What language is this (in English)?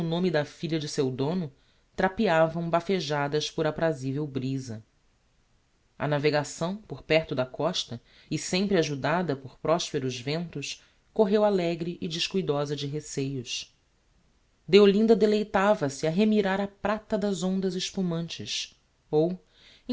Portuguese